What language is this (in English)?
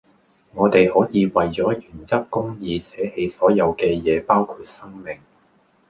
Cantonese